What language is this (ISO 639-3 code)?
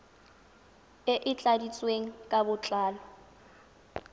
tsn